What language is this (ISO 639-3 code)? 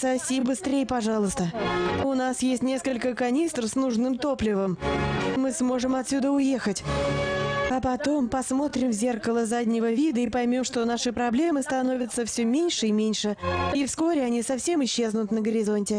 rus